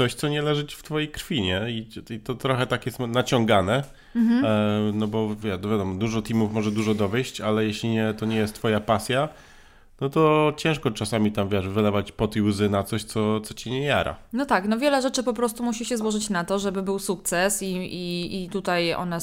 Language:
Polish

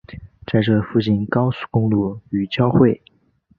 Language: Chinese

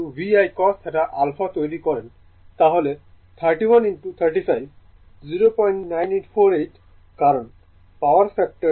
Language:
Bangla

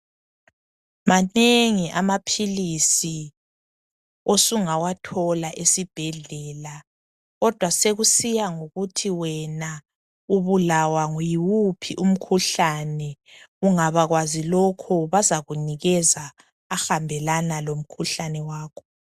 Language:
North Ndebele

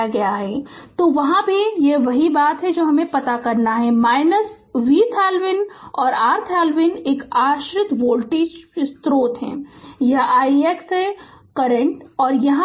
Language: Hindi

